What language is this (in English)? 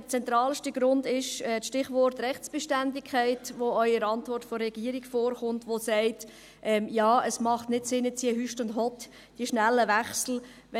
Swiss German